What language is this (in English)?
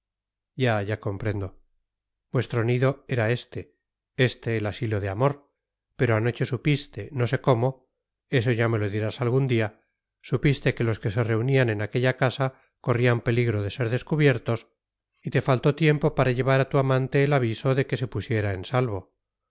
Spanish